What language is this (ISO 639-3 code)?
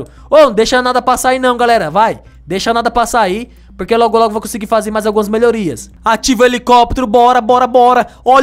por